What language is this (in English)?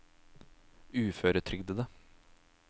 Norwegian